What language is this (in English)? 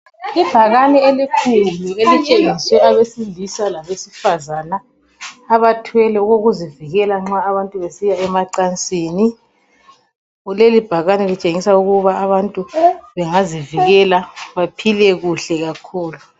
North Ndebele